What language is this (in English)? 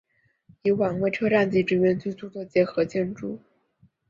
Chinese